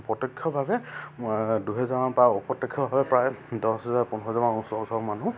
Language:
Assamese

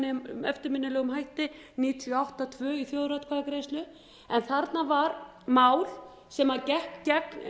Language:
Icelandic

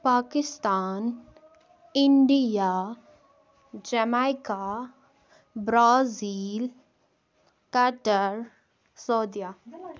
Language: Kashmiri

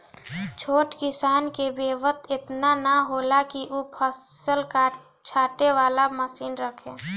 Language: Bhojpuri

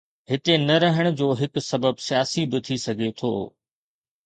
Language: Sindhi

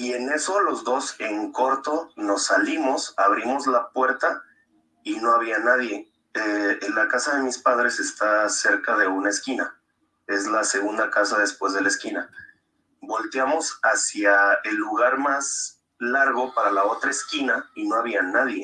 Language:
Spanish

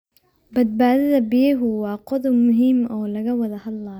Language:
Somali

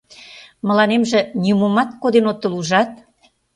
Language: Mari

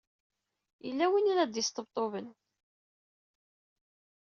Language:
Kabyle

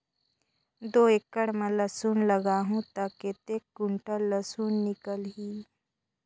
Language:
Chhattisgarhi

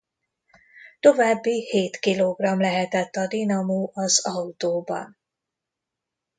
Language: Hungarian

